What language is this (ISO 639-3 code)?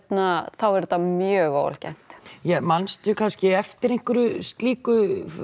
isl